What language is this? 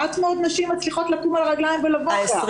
Hebrew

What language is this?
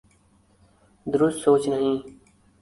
Urdu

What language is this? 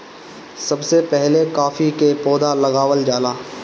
Bhojpuri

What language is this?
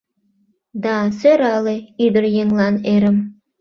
Mari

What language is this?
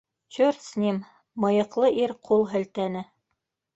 Bashkir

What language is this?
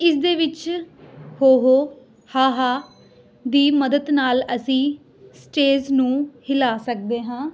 Punjabi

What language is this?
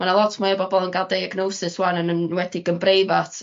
Welsh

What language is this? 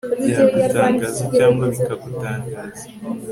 Kinyarwanda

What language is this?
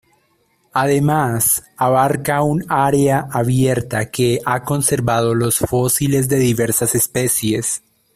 Spanish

